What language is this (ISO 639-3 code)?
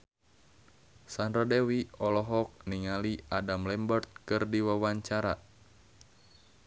sun